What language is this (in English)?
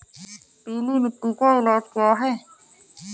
Hindi